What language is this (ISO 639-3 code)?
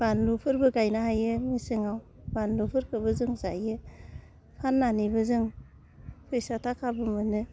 brx